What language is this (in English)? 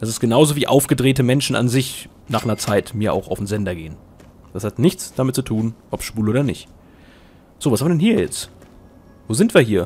German